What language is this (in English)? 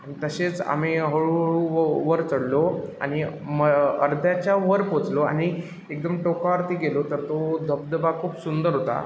Marathi